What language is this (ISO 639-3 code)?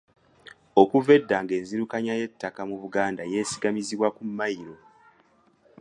lug